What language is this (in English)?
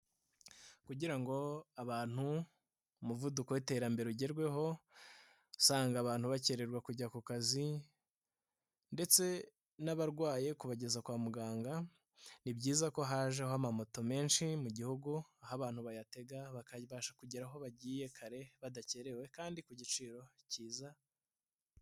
Kinyarwanda